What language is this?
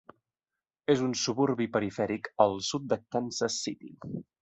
Catalan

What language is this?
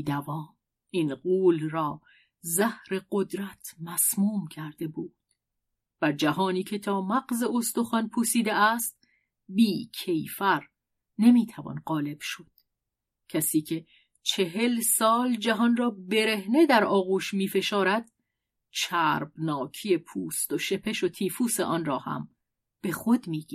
Persian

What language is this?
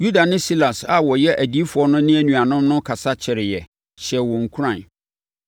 Akan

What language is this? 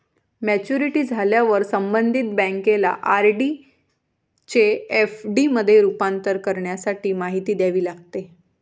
Marathi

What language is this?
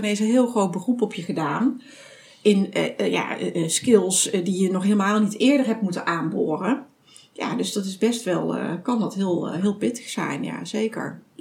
Dutch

